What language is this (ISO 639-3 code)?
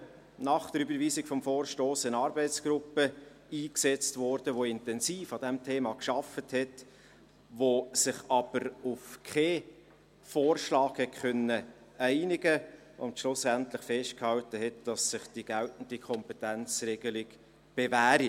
gsw